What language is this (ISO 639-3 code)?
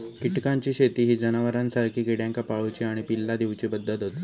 mar